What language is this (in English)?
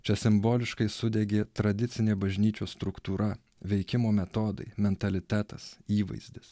Lithuanian